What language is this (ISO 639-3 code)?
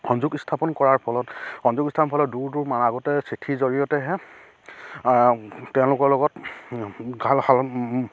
asm